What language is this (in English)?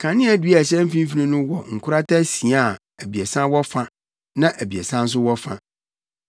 Akan